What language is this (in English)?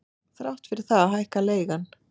Icelandic